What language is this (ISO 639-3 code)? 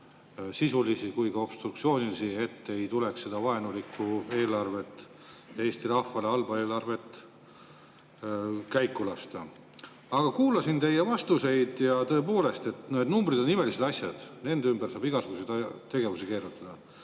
est